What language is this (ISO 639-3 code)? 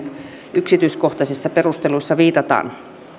fin